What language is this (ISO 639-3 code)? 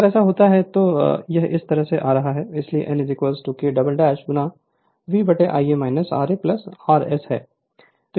hin